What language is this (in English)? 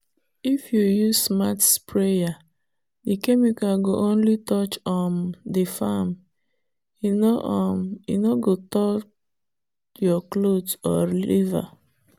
Nigerian Pidgin